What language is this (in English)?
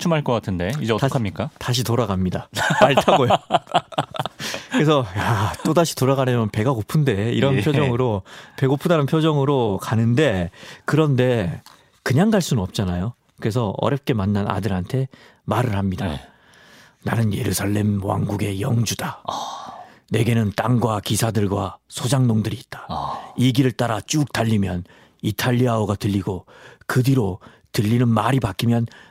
Korean